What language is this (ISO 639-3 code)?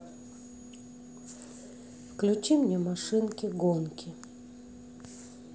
rus